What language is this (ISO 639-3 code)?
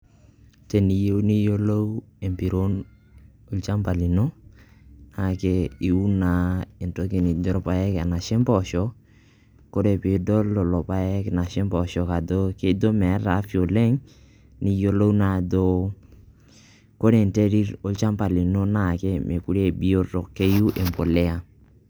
mas